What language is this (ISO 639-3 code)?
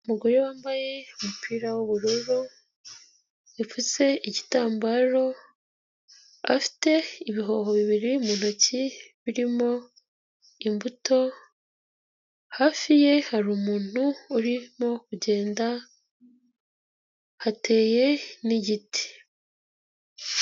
kin